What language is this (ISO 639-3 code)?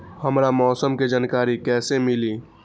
mag